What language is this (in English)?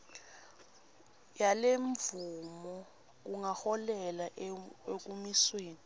Swati